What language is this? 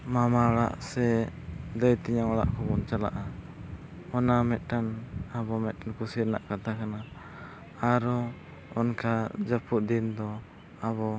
Santali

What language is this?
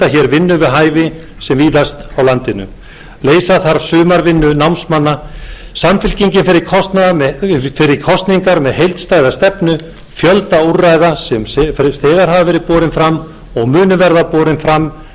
Icelandic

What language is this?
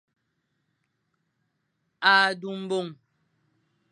Fang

